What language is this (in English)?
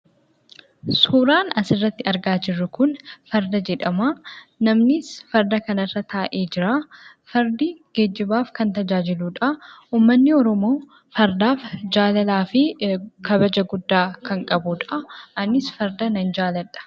Oromo